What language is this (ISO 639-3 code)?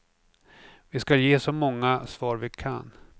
swe